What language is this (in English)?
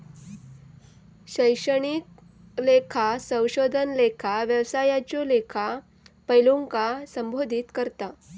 Marathi